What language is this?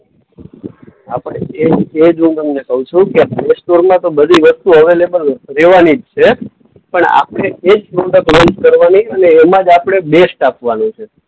Gujarati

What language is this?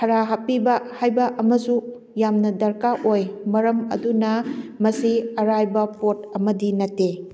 Manipuri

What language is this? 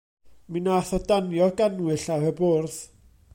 Welsh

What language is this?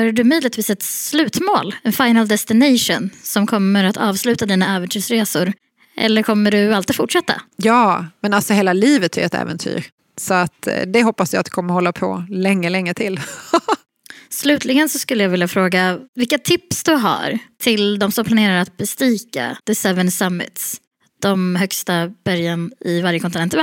Swedish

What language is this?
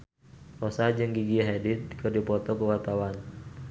Sundanese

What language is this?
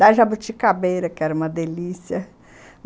Portuguese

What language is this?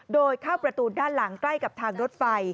Thai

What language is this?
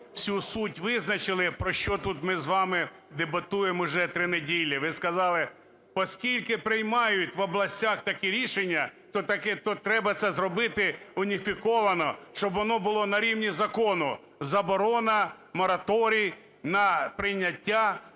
Ukrainian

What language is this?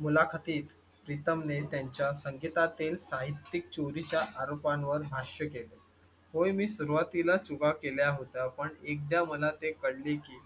Marathi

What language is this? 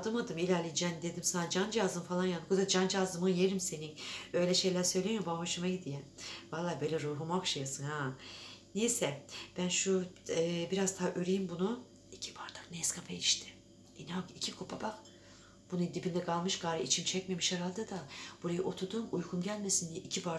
Turkish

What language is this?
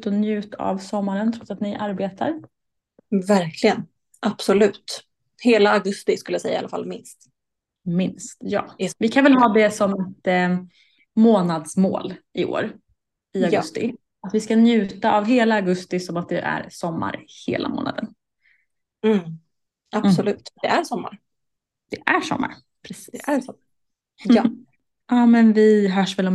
Swedish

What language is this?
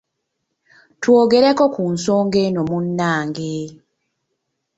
Ganda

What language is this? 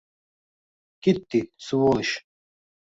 Uzbek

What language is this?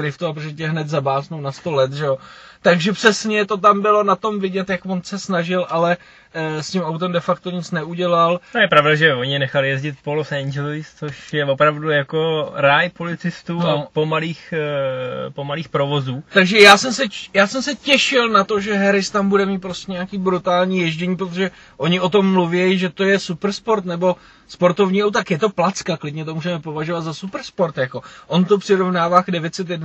Czech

